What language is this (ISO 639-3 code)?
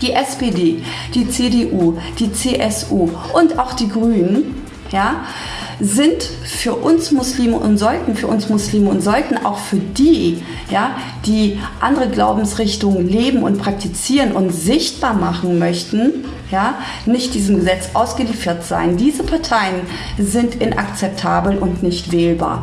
deu